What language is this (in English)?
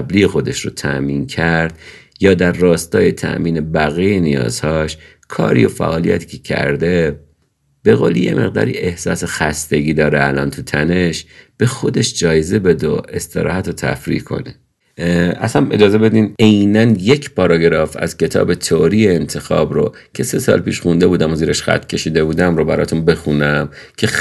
Persian